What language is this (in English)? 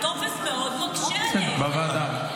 Hebrew